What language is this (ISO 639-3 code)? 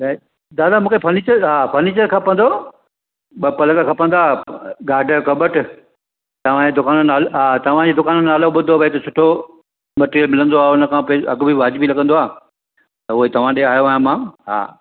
snd